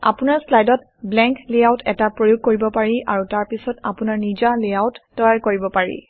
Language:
Assamese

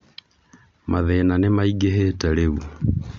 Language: Kikuyu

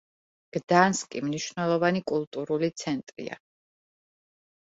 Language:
Georgian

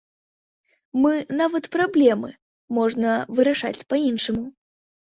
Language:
Belarusian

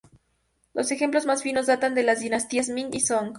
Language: Spanish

